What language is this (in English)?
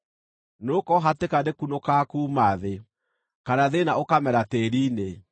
Kikuyu